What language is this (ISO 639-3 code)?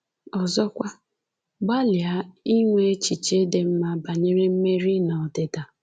ibo